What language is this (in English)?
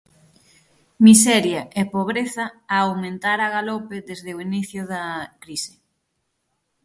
Galician